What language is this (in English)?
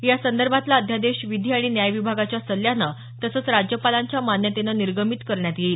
Marathi